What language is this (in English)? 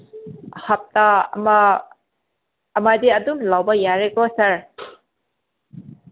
Manipuri